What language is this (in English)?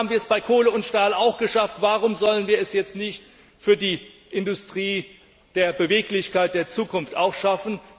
German